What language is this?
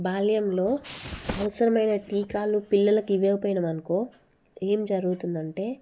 Telugu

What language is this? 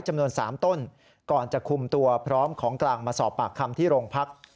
Thai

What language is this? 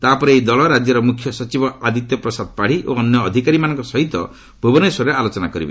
Odia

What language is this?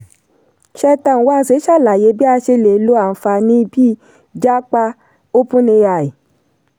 Yoruba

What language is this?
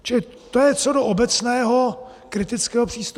Czech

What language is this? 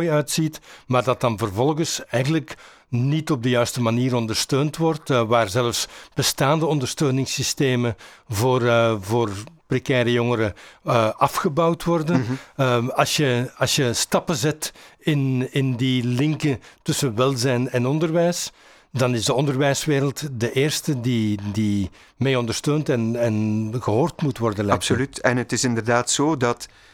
Dutch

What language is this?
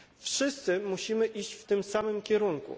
Polish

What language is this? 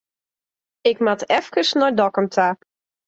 Western Frisian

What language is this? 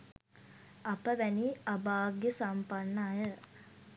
Sinhala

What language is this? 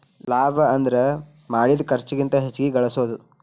Kannada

